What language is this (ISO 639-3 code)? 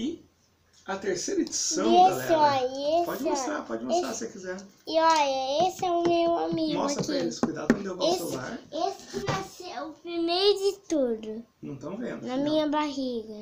por